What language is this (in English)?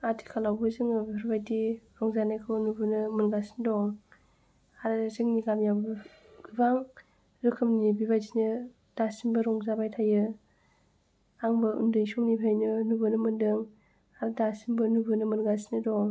Bodo